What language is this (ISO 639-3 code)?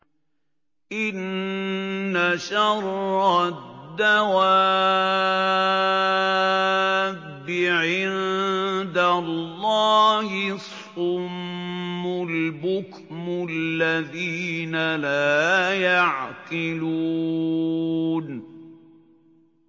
ara